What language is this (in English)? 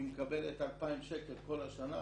Hebrew